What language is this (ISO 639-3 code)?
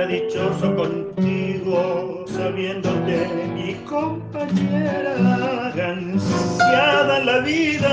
ron